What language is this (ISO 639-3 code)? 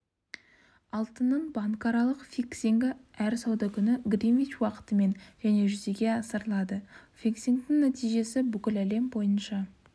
kaz